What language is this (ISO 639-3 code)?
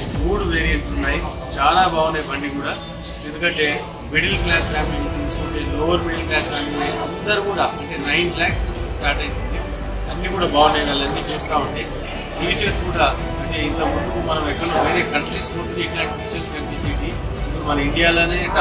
tel